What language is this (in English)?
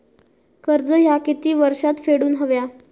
Marathi